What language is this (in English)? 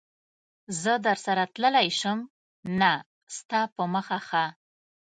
Pashto